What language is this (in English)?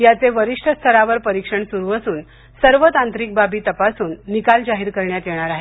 Marathi